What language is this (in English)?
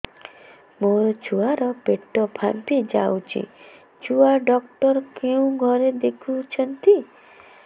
Odia